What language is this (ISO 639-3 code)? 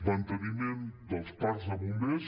cat